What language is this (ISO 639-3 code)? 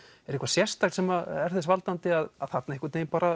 isl